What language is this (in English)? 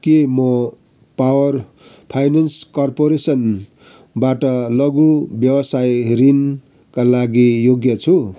Nepali